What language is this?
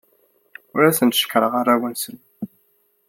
Kabyle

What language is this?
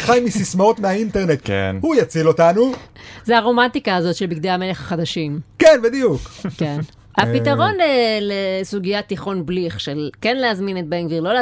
Hebrew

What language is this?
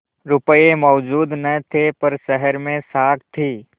Hindi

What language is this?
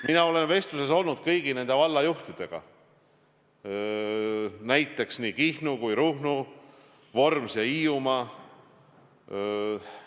Estonian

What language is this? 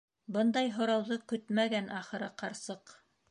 Bashkir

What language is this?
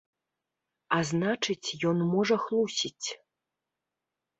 Belarusian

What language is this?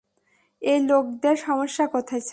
Bangla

